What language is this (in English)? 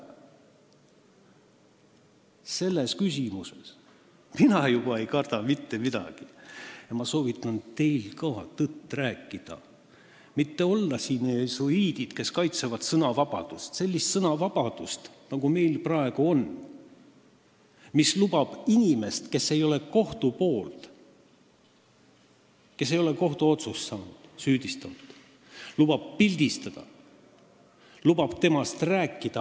Estonian